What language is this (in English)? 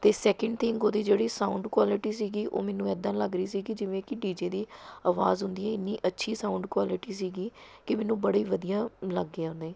Punjabi